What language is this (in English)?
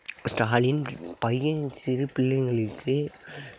Tamil